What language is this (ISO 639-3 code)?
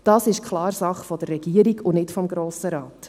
gsw